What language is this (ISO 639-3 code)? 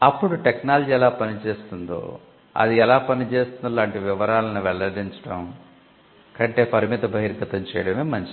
tel